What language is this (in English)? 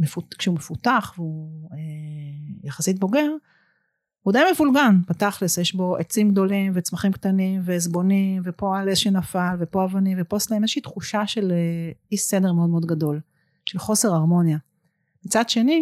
Hebrew